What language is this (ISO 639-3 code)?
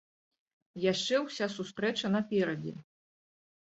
bel